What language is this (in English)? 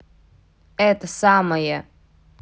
Russian